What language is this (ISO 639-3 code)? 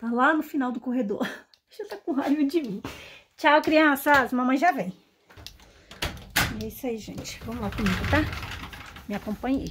por